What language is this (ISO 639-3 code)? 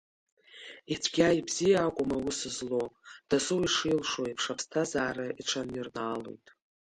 abk